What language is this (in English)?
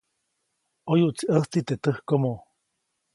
Copainalá Zoque